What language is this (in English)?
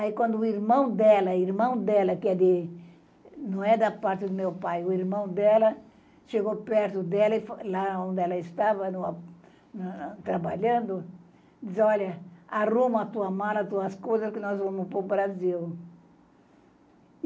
Portuguese